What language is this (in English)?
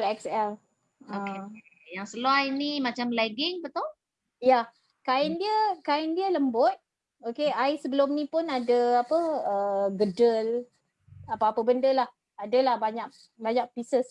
Malay